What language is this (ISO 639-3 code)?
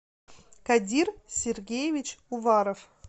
rus